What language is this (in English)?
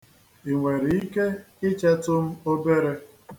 Igbo